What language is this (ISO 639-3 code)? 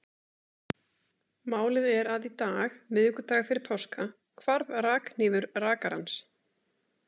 isl